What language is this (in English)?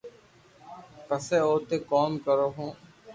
Loarki